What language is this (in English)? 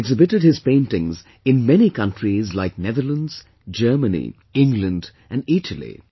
English